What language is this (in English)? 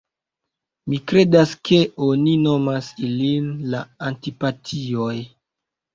Esperanto